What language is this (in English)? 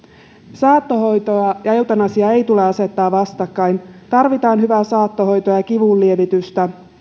Finnish